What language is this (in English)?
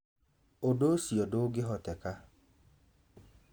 Kikuyu